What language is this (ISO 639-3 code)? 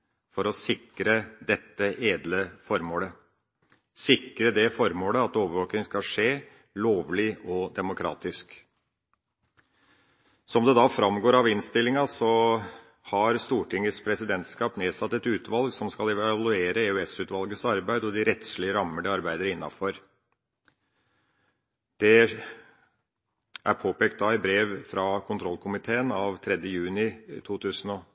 nob